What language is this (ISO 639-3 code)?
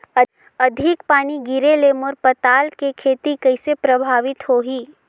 hne